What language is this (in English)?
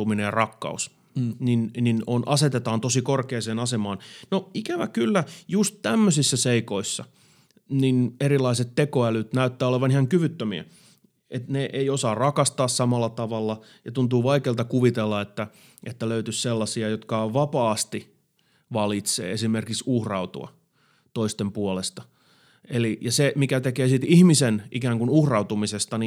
Finnish